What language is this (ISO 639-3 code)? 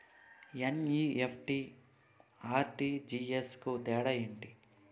tel